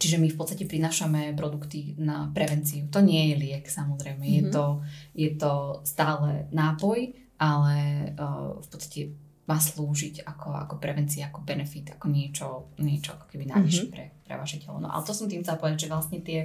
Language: Slovak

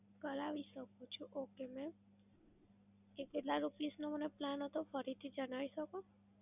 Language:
Gujarati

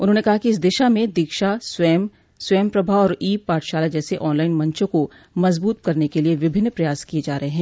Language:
Hindi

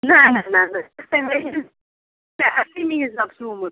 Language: Kashmiri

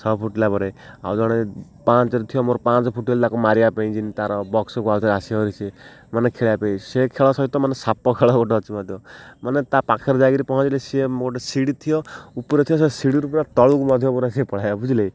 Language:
Odia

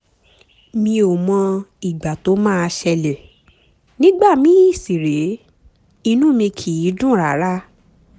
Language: Yoruba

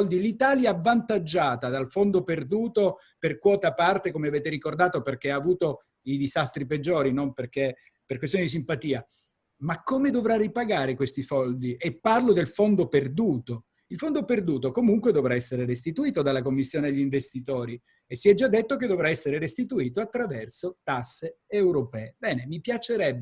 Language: Italian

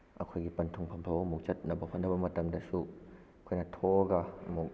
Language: Manipuri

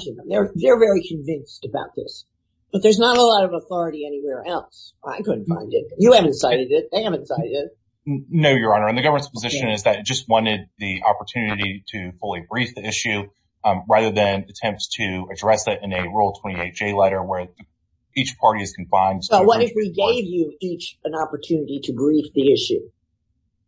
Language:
English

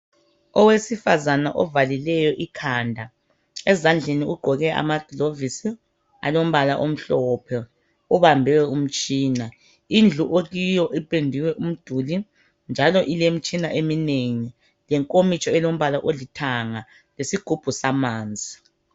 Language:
North Ndebele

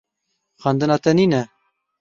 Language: Kurdish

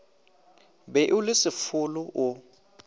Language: Northern Sotho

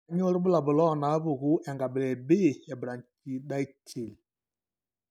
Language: Masai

